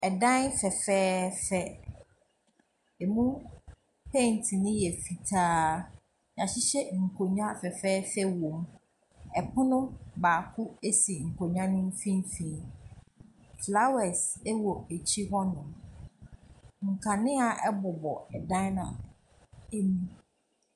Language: Akan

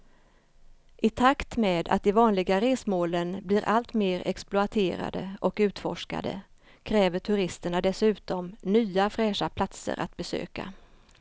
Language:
Swedish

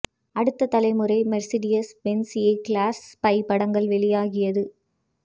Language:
Tamil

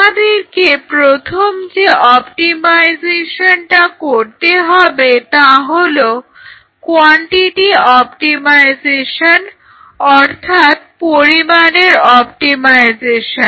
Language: Bangla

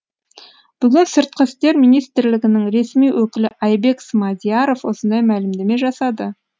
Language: Kazakh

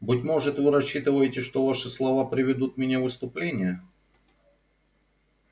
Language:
Russian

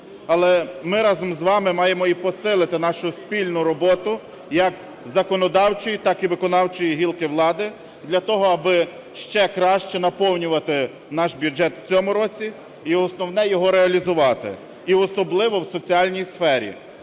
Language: Ukrainian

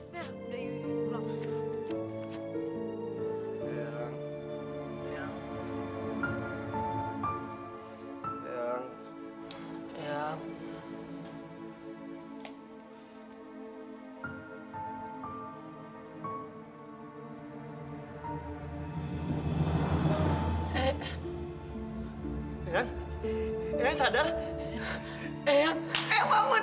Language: Indonesian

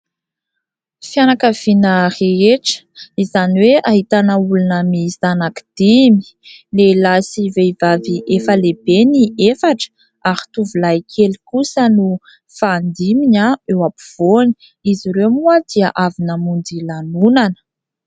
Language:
Malagasy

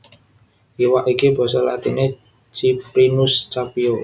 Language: Javanese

